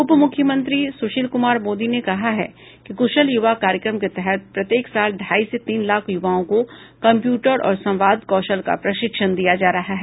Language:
Hindi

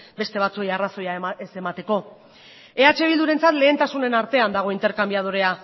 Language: Basque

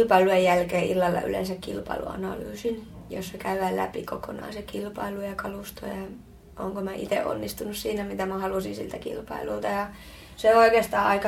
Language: Finnish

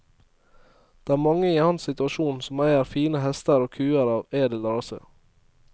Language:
Norwegian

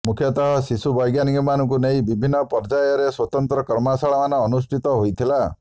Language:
Odia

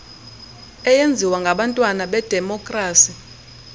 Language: Xhosa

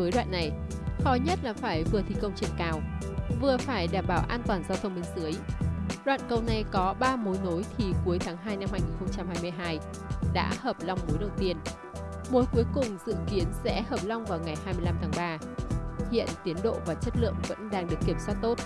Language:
Vietnamese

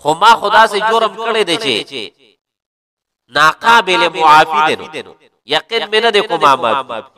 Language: Arabic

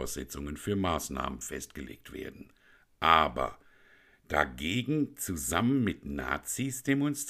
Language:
German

